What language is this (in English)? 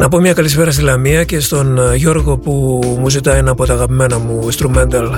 Greek